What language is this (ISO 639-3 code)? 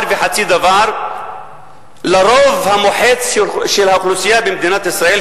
heb